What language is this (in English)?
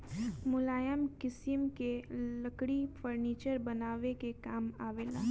Bhojpuri